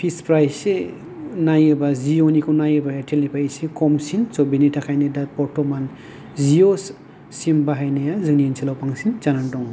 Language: Bodo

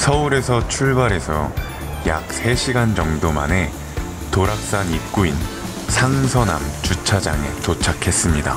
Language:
Korean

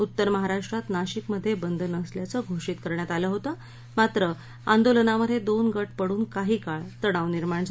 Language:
Marathi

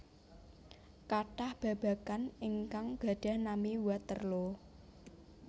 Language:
Javanese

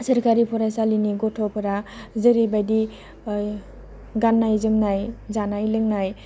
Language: Bodo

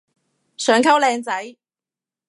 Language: Cantonese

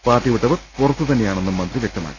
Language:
Malayalam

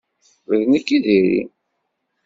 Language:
Kabyle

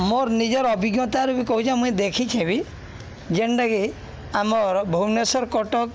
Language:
Odia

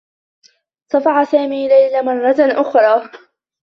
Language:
Arabic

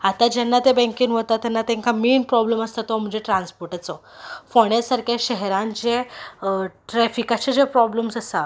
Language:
Konkani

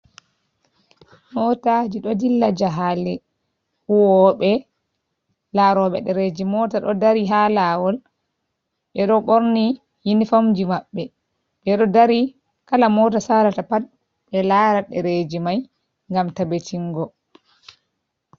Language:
Fula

